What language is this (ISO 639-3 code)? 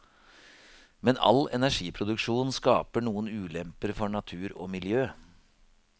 nor